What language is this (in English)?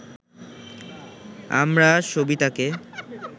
Bangla